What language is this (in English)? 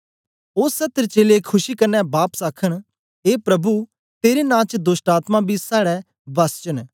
Dogri